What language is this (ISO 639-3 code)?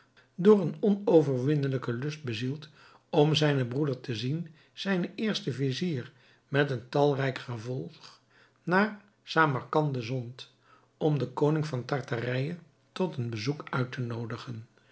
nld